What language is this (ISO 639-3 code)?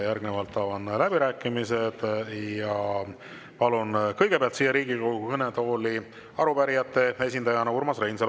est